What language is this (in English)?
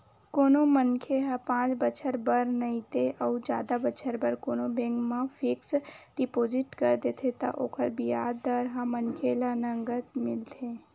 Chhattisgarhi